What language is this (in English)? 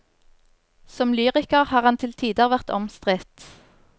Norwegian